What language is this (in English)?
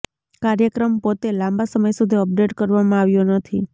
Gujarati